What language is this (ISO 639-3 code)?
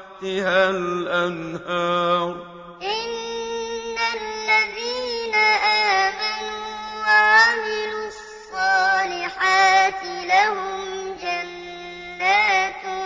ara